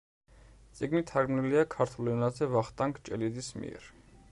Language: Georgian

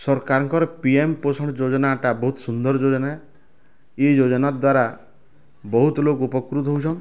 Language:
Odia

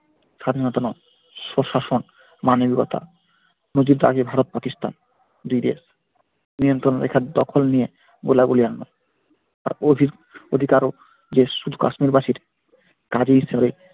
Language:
Bangla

